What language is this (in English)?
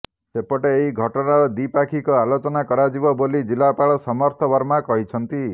Odia